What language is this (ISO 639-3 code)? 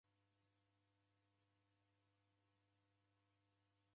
dav